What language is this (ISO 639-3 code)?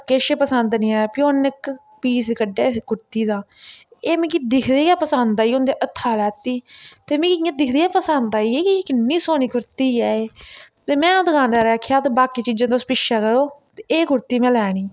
doi